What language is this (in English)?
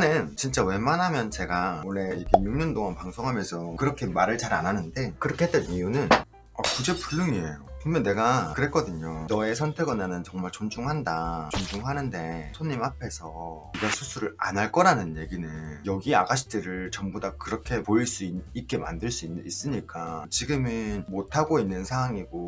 Korean